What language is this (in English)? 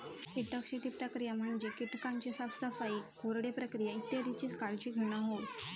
Marathi